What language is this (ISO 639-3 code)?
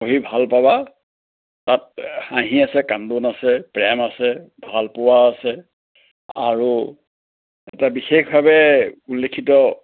asm